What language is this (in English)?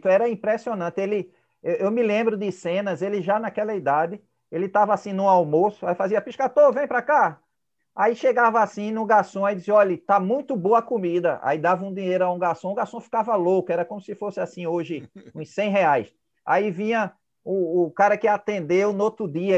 Portuguese